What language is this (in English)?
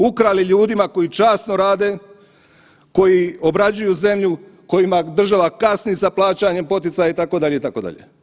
Croatian